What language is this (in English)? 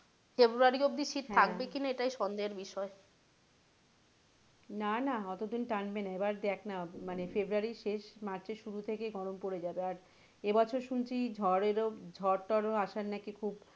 Bangla